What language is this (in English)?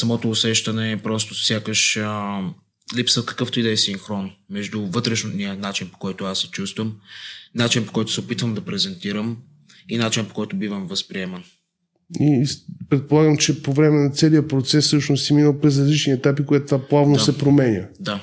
Bulgarian